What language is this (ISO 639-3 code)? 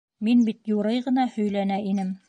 bak